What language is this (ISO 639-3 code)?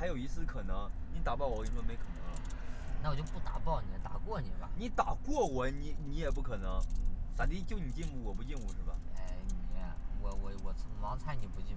zho